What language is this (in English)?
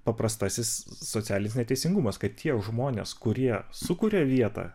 Lithuanian